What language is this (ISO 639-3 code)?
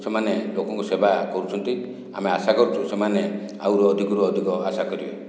ori